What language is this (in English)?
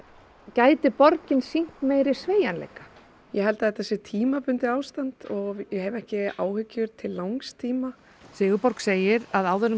Icelandic